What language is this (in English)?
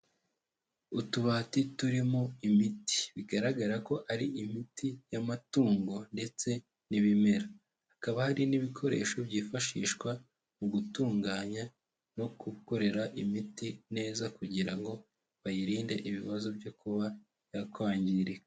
Kinyarwanda